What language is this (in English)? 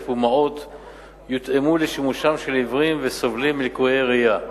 Hebrew